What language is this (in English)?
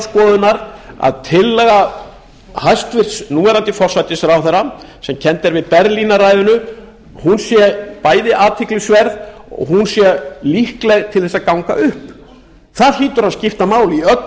Icelandic